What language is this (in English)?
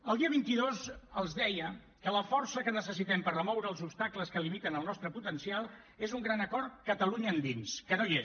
Catalan